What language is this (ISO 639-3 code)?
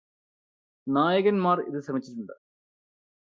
mal